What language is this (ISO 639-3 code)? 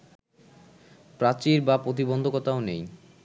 ben